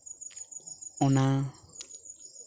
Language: Santali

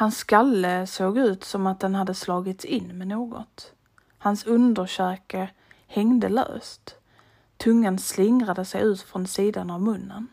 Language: Swedish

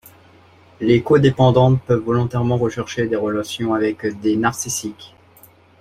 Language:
French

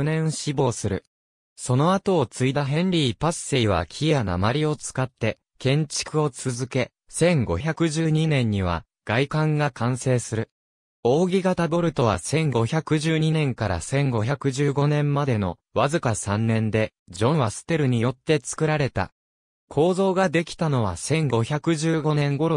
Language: Japanese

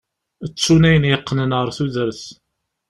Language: Kabyle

